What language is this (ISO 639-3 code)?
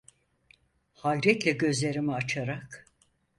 tur